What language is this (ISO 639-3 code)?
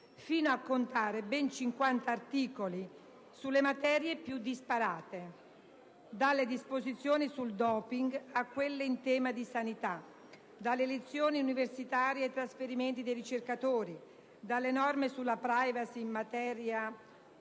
ita